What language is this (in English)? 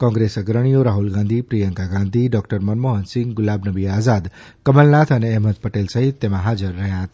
Gujarati